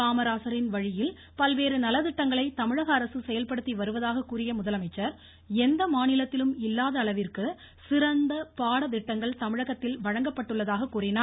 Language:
Tamil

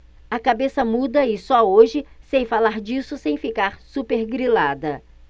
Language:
Portuguese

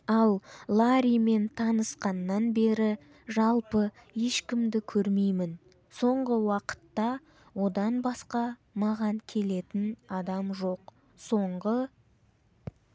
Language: Kazakh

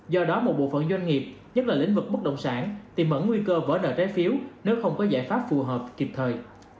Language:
Vietnamese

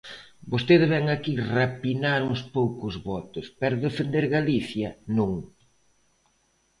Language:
Galician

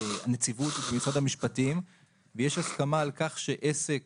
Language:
Hebrew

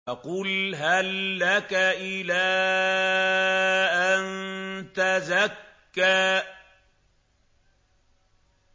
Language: Arabic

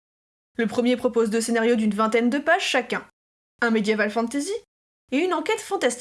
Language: French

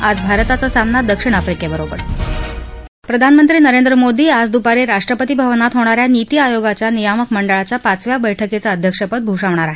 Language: Marathi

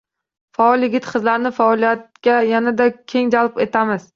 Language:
Uzbek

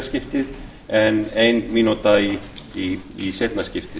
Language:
Icelandic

